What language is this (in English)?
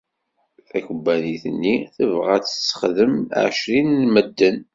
Kabyle